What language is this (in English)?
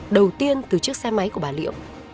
Vietnamese